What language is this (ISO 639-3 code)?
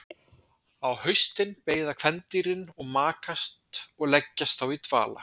isl